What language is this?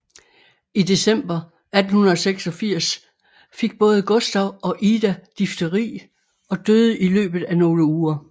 Danish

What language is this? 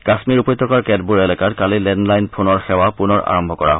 Assamese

